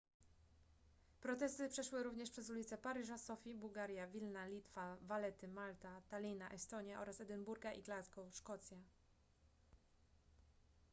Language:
Polish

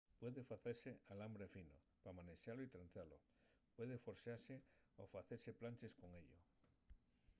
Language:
Asturian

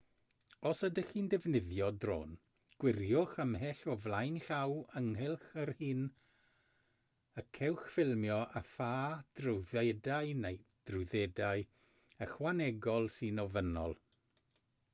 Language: Welsh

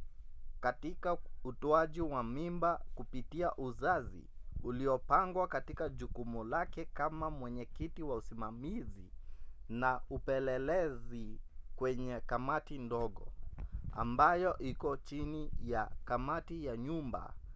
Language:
Swahili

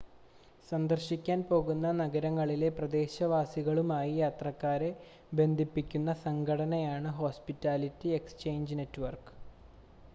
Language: Malayalam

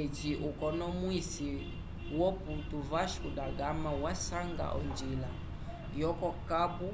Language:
Umbundu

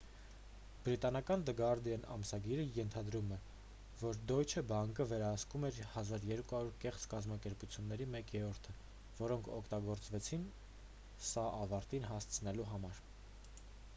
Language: Armenian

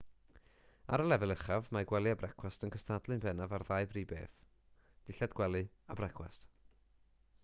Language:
Welsh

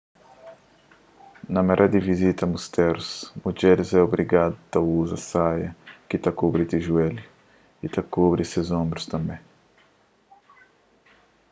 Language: Kabuverdianu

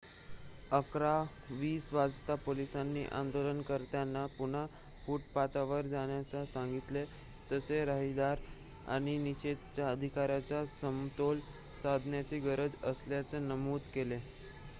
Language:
Marathi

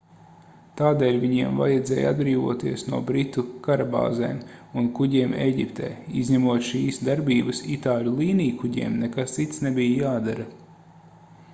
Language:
Latvian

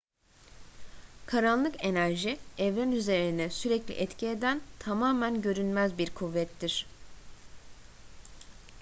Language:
Turkish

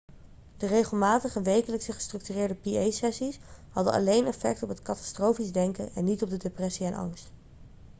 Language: Dutch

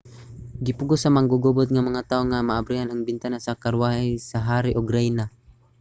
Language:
Cebuano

